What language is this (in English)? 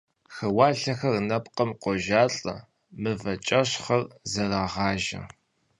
Kabardian